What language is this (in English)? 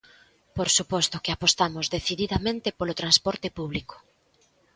Galician